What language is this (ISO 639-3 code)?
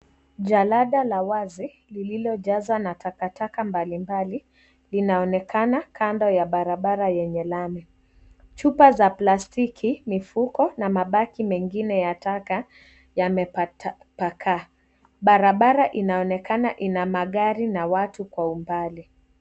swa